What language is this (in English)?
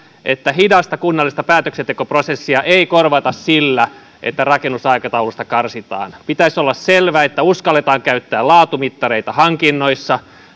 Finnish